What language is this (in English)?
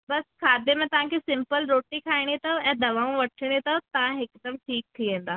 Sindhi